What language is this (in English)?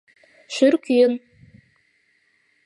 Mari